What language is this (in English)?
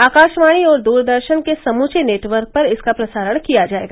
Hindi